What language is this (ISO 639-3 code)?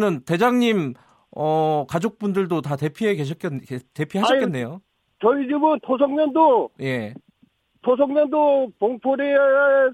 kor